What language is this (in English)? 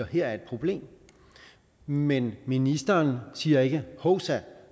Danish